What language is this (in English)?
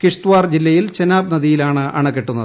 Malayalam